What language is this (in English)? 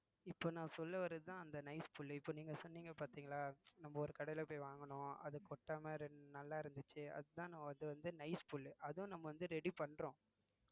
Tamil